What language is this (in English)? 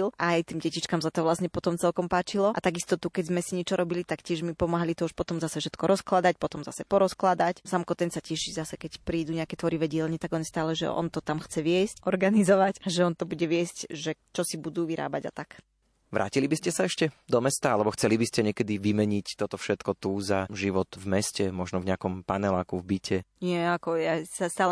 Slovak